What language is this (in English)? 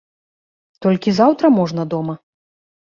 Belarusian